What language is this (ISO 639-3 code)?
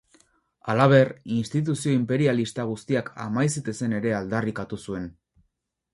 eus